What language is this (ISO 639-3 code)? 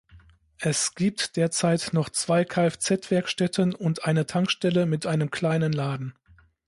deu